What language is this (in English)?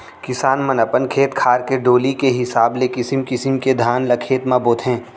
Chhattisgarhi